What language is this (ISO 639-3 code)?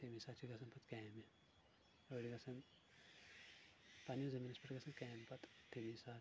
kas